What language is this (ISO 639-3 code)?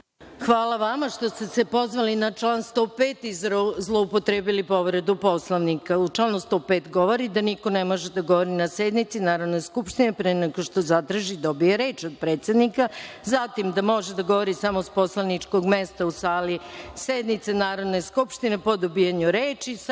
srp